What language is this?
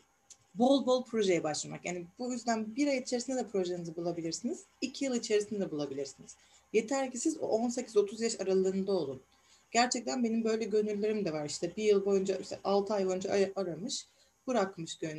Turkish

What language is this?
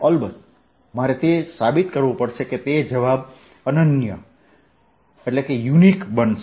Gujarati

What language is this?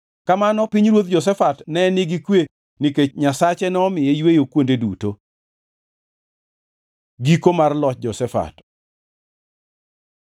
Luo (Kenya and Tanzania)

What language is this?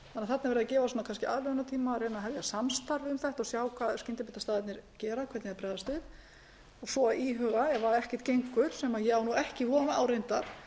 Icelandic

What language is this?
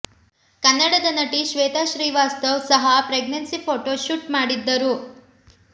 Kannada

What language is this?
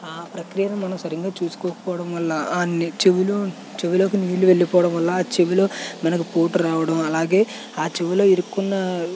Telugu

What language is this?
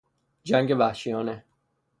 Persian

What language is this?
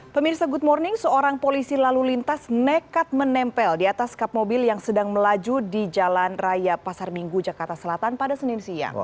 Indonesian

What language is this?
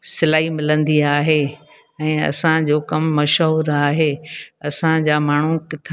Sindhi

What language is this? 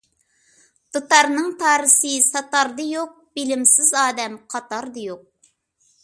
Uyghur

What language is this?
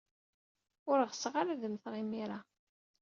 Kabyle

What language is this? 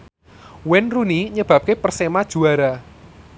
Javanese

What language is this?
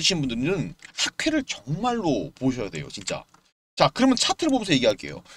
Korean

